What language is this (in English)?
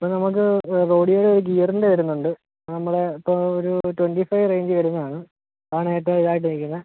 Malayalam